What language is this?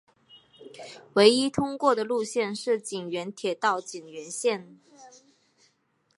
Chinese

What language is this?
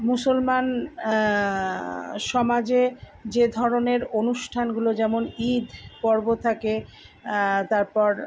Bangla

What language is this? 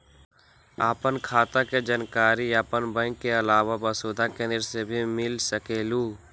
Magahi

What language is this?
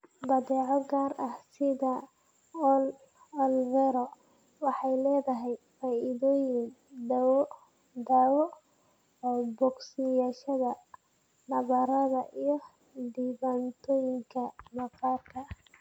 Somali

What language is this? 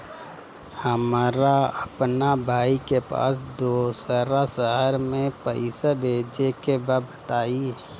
Bhojpuri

